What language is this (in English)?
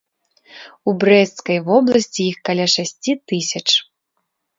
Belarusian